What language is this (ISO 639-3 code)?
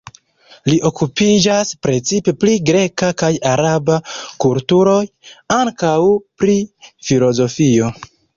epo